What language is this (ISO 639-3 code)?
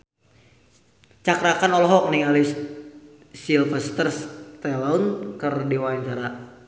sun